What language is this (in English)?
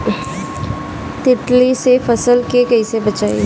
Bhojpuri